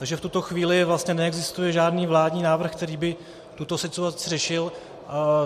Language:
Czech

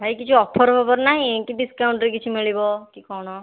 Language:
Odia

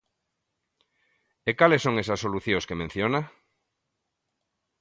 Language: Galician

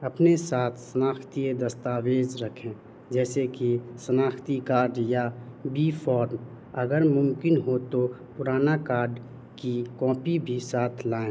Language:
Urdu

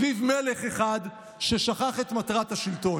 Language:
Hebrew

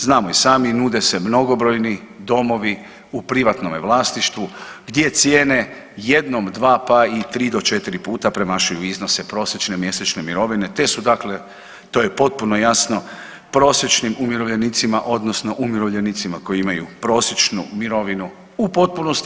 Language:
Croatian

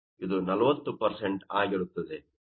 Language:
Kannada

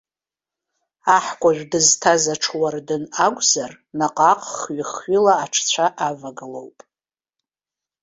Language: Abkhazian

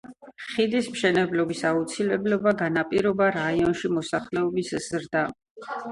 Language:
Georgian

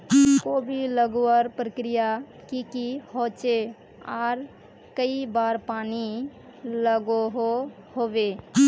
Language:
Magahi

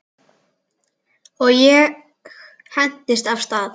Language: Icelandic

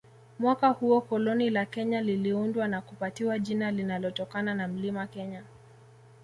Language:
Swahili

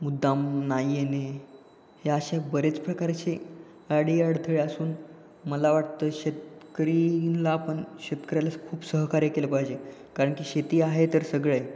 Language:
Marathi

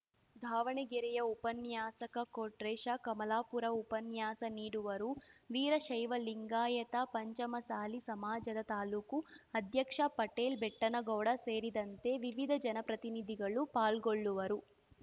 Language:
Kannada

